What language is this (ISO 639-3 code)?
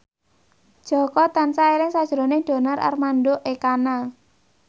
jav